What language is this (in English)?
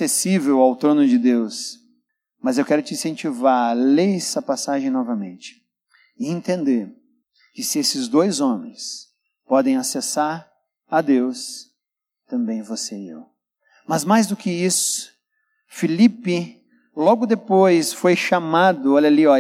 Portuguese